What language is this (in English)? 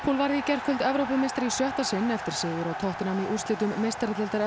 Icelandic